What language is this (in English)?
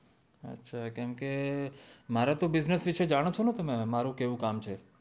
Gujarati